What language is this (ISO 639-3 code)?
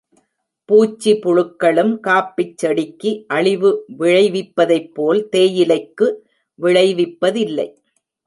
tam